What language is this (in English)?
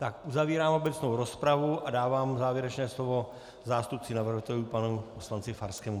Czech